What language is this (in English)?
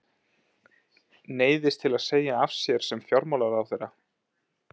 Icelandic